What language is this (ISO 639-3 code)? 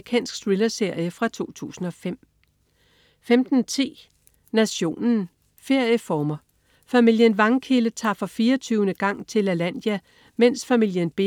dan